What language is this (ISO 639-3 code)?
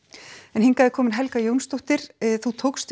isl